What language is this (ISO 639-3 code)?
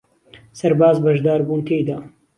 ckb